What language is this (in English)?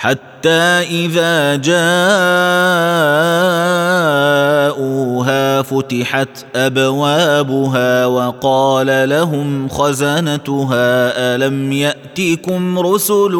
Arabic